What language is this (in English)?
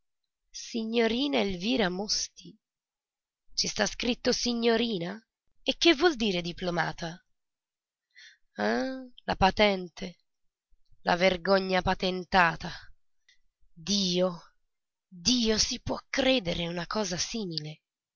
Italian